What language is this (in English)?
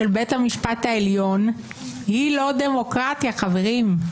Hebrew